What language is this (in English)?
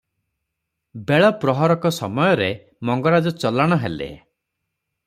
Odia